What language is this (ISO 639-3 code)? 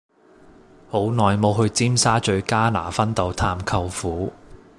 yue